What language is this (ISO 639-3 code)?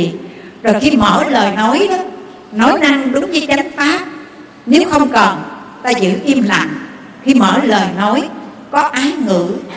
vie